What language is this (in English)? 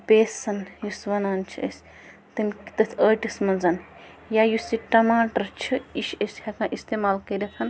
Kashmiri